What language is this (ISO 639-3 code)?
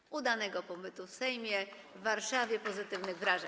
pol